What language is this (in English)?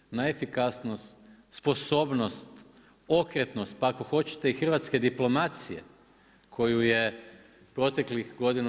Croatian